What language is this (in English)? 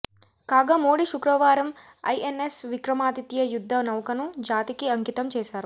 Telugu